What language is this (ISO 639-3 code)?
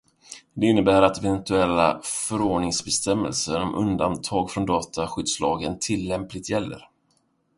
swe